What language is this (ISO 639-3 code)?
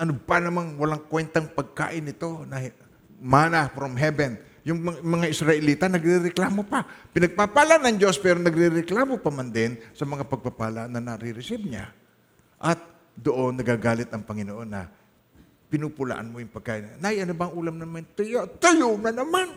fil